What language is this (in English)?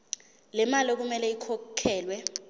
Zulu